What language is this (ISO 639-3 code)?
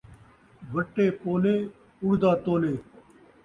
skr